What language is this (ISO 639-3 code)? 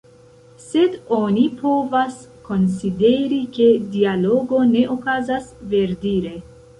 epo